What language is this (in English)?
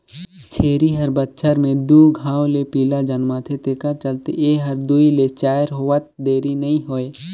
Chhattisgarhi